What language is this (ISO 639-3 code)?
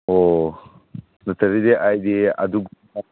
mni